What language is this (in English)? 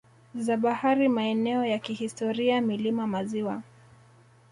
Swahili